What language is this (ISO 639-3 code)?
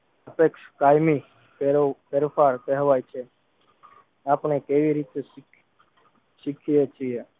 guj